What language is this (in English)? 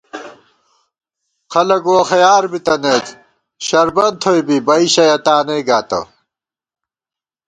Gawar-Bati